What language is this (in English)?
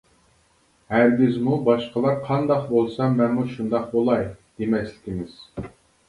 Uyghur